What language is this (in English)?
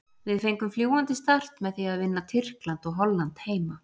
Icelandic